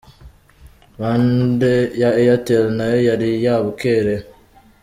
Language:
Kinyarwanda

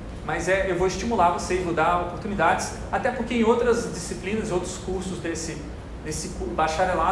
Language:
Portuguese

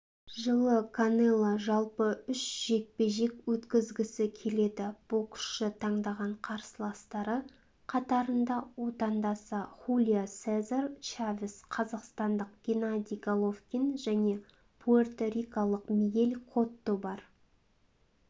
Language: Kazakh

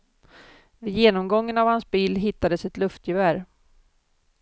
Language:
Swedish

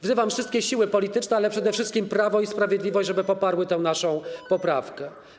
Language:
Polish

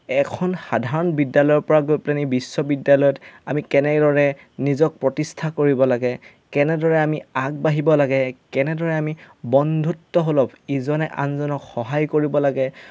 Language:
Assamese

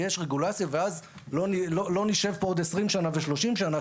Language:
Hebrew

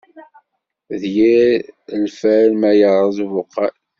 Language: Kabyle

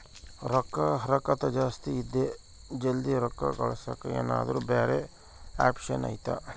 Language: Kannada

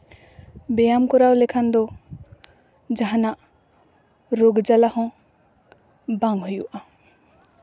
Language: Santali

